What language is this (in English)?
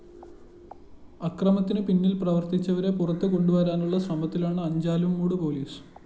Malayalam